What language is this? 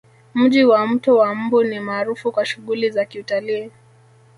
Swahili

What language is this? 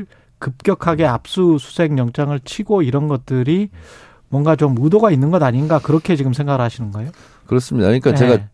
Korean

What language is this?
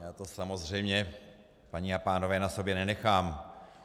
Czech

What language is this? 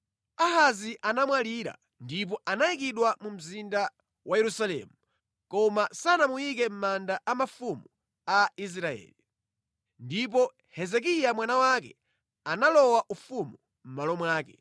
Nyanja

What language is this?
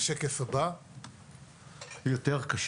Hebrew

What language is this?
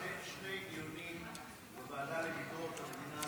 Hebrew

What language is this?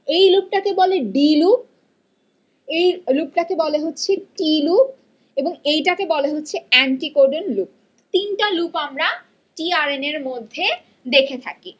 Bangla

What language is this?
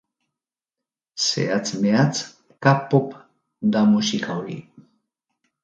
Basque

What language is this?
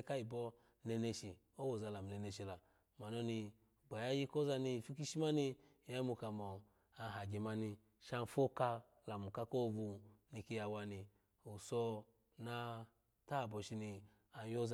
Alago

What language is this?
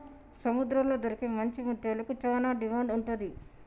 Telugu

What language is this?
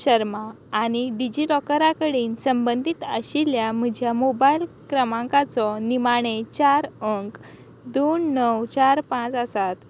Konkani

